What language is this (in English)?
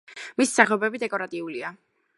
Georgian